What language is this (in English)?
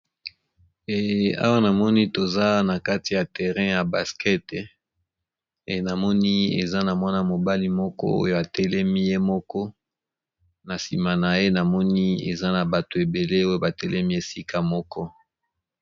Lingala